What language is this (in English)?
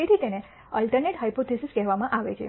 Gujarati